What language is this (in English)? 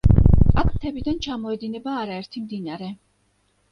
Georgian